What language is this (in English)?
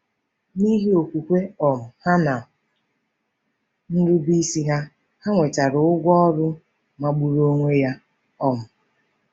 Igbo